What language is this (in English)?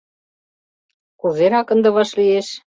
Mari